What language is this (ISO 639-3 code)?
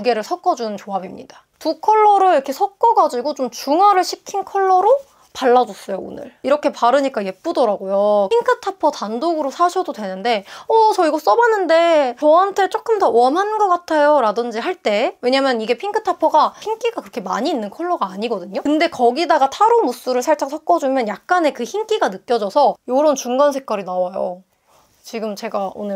kor